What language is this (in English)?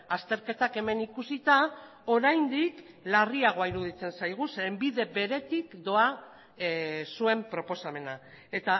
Basque